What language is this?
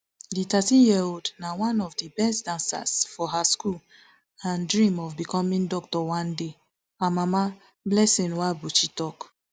Nigerian Pidgin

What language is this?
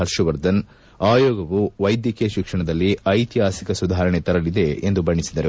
Kannada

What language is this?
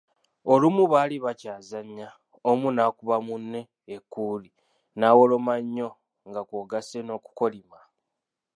Ganda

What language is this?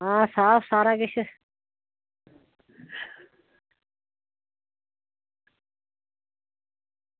Dogri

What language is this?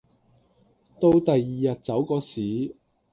Cantonese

